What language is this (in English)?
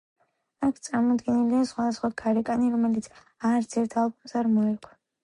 Georgian